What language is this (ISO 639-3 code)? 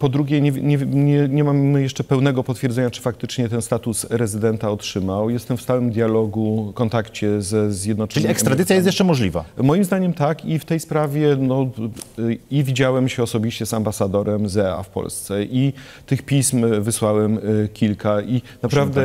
pol